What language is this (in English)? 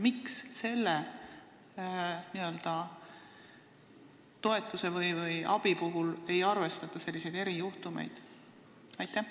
Estonian